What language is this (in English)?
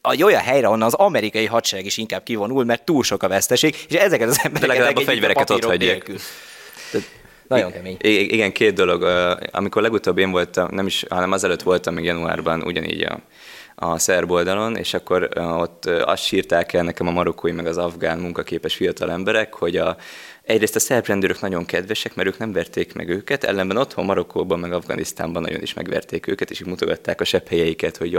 Hungarian